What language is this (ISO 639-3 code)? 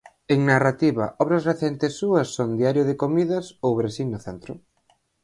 glg